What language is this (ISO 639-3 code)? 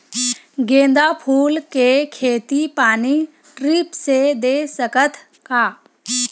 hne